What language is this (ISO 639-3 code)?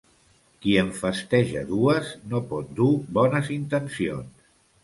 cat